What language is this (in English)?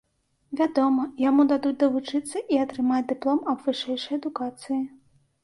Belarusian